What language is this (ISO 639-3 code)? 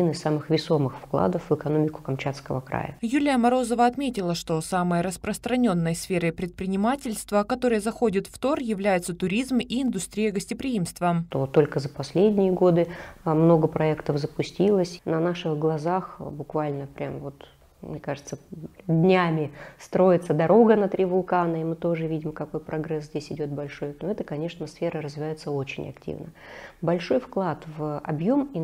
rus